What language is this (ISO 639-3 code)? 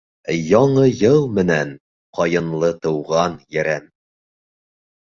bak